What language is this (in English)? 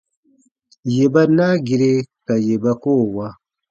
Baatonum